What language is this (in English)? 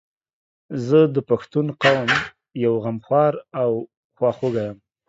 Pashto